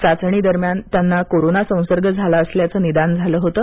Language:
Marathi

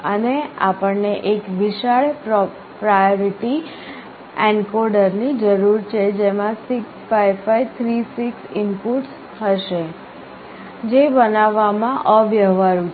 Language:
Gujarati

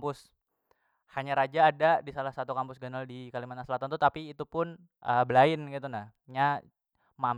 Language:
Banjar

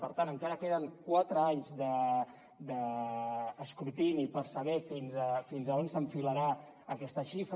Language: Catalan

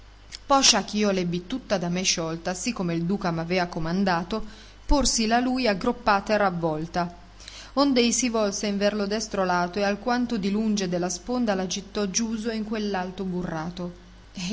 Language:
Italian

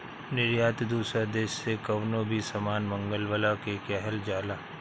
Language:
Bhojpuri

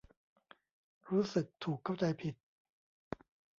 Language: Thai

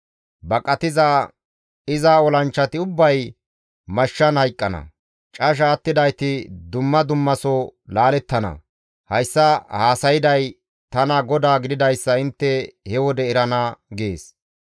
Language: Gamo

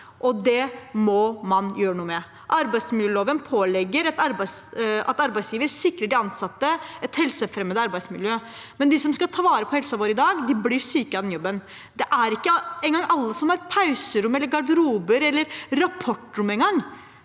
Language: Norwegian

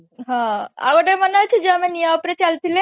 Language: Odia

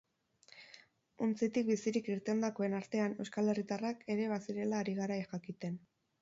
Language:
Basque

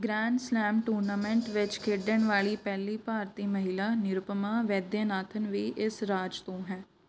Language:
Punjabi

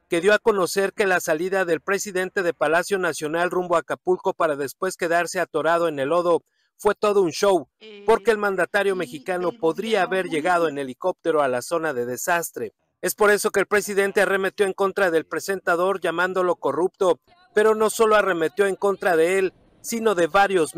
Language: Spanish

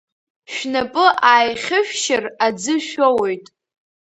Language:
Abkhazian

